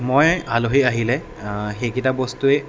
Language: Assamese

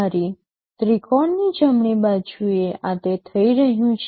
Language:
Gujarati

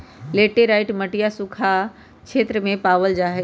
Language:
Magahi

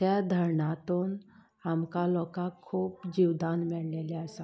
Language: Konkani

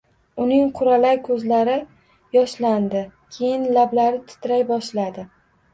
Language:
Uzbek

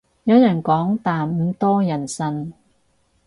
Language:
Cantonese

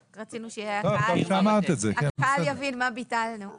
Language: Hebrew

